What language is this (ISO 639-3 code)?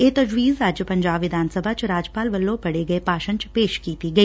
pan